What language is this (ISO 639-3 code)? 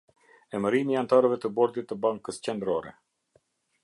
sqi